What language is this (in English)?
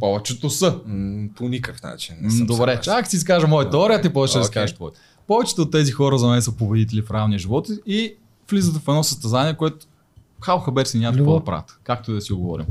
Bulgarian